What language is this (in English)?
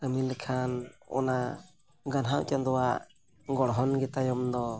Santali